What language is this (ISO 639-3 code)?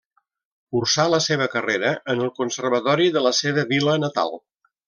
cat